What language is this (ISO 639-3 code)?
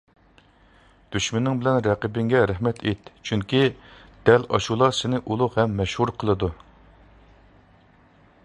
uig